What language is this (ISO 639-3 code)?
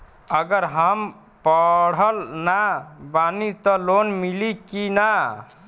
bho